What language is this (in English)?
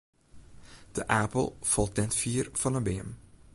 Western Frisian